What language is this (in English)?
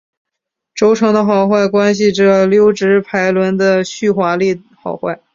Chinese